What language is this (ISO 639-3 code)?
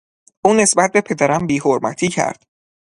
fas